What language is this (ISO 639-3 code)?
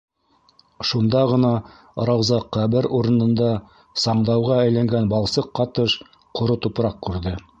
bak